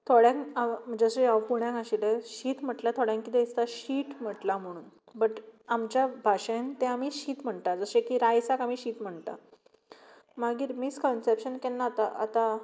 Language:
Konkani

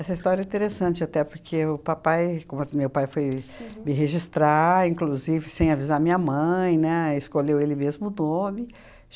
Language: Portuguese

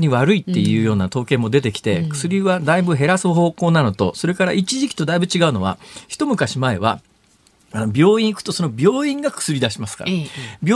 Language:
Japanese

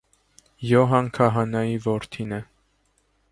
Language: Armenian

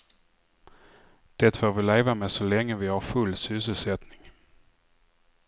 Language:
Swedish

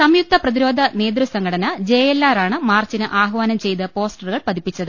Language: Malayalam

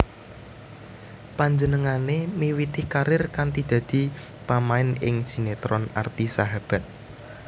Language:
Javanese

